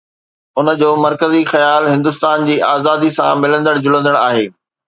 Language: Sindhi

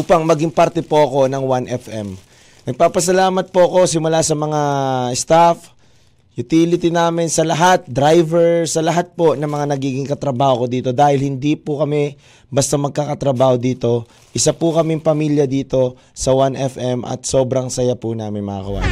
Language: Filipino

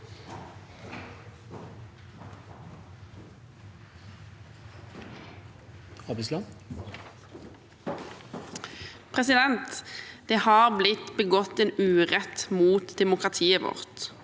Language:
Norwegian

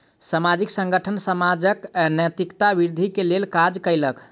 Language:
Maithili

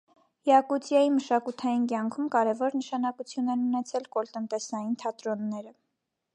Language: Armenian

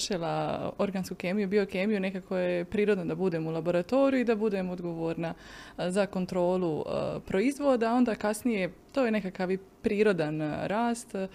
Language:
Croatian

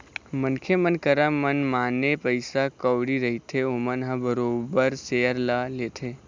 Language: Chhattisgarhi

